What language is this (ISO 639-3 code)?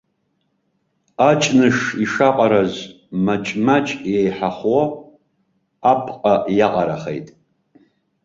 abk